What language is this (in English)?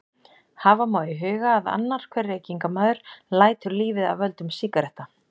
Icelandic